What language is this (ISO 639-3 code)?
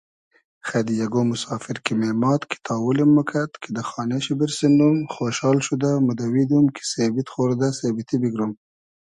haz